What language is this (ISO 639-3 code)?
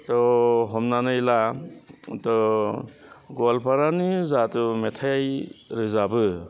brx